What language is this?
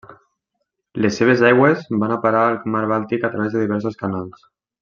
Catalan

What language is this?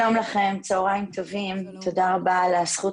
Hebrew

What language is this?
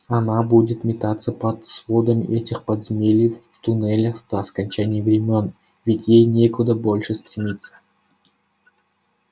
Russian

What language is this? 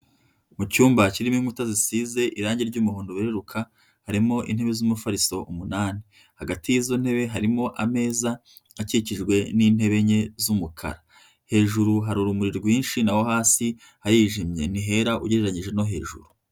Kinyarwanda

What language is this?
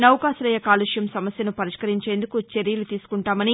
Telugu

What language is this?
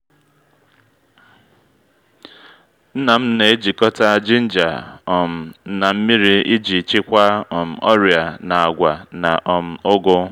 Igbo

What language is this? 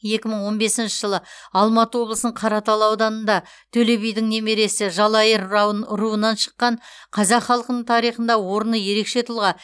Kazakh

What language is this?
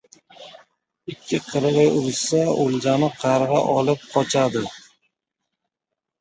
Uzbek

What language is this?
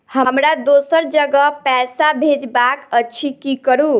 Maithili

